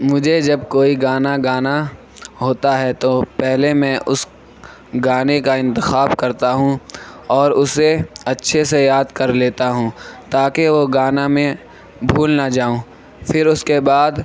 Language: Urdu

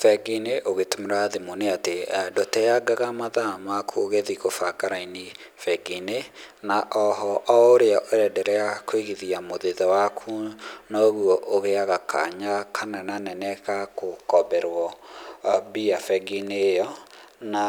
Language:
Kikuyu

